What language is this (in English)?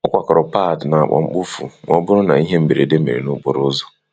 Igbo